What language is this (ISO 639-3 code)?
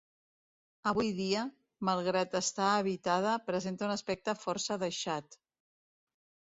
cat